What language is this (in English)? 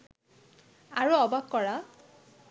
Bangla